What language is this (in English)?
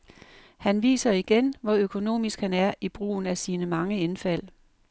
Danish